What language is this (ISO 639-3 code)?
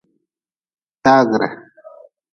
nmz